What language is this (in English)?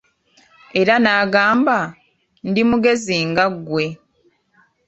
Ganda